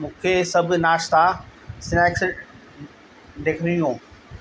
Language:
Sindhi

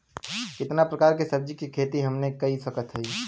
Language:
Bhojpuri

